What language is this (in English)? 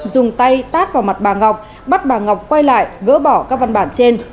Vietnamese